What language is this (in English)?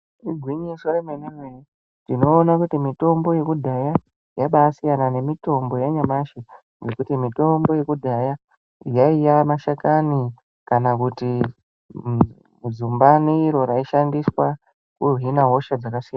Ndau